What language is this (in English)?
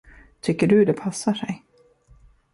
Swedish